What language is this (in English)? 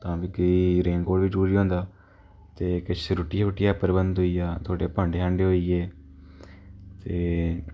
Dogri